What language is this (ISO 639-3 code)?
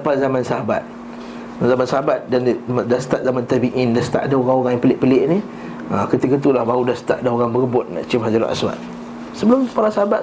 msa